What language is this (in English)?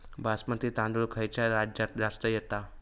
Marathi